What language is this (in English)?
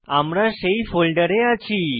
Bangla